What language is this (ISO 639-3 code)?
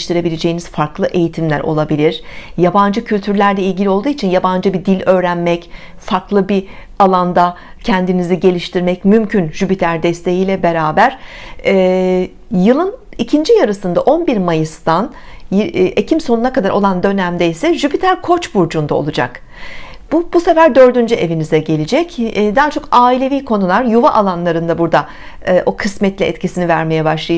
tur